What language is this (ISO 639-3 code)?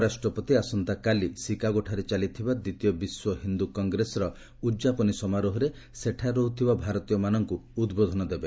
ori